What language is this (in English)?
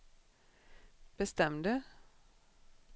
Swedish